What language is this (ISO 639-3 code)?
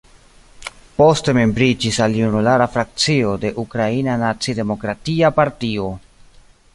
epo